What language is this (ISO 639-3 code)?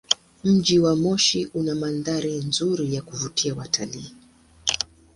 swa